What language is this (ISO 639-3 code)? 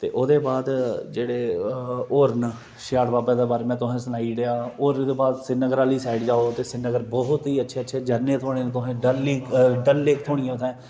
doi